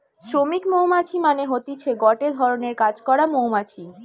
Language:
Bangla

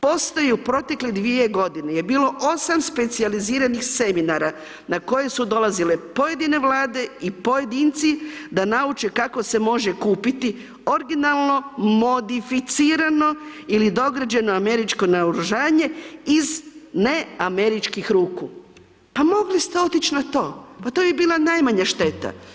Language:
Croatian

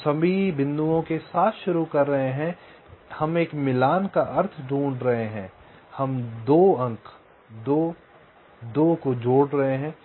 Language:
Hindi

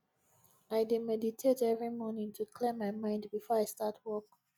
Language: Nigerian Pidgin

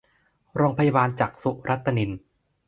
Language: Thai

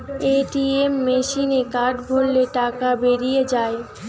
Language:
Bangla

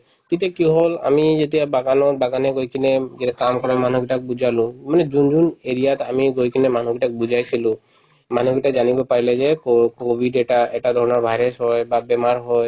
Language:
Assamese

